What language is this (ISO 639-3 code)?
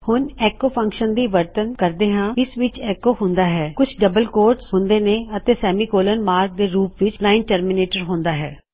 pan